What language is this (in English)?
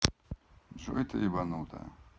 Russian